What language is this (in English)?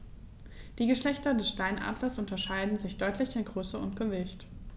German